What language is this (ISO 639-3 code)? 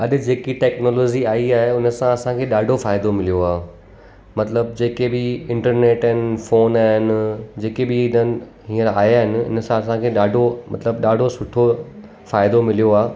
snd